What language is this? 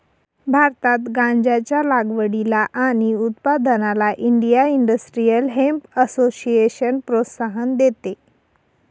Marathi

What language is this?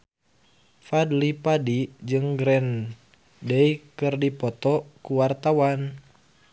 Sundanese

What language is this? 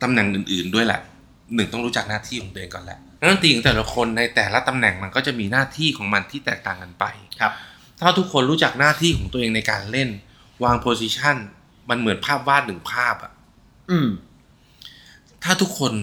Thai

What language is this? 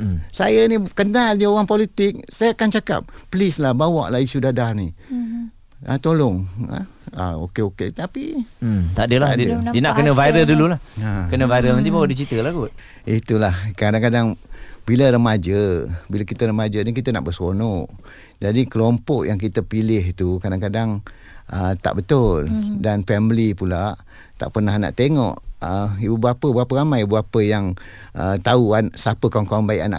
Malay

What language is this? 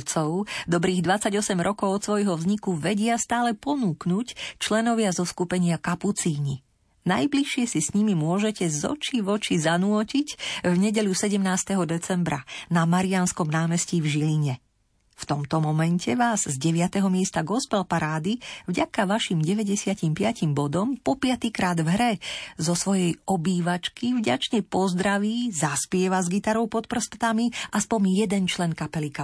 Slovak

